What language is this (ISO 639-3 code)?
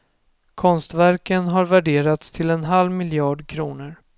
swe